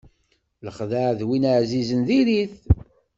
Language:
Kabyle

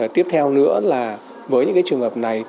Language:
Vietnamese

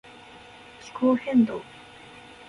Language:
Japanese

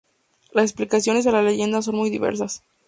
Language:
Spanish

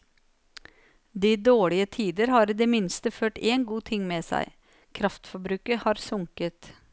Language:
Norwegian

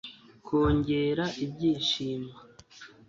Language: Kinyarwanda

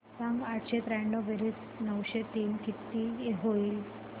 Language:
Marathi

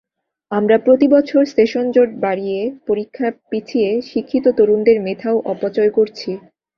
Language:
Bangla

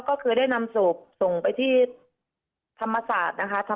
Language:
Thai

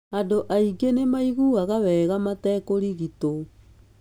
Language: Kikuyu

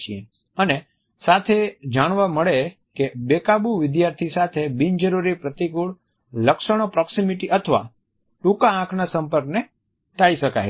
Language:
Gujarati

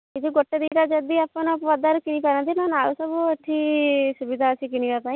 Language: Odia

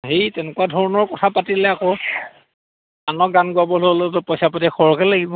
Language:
Assamese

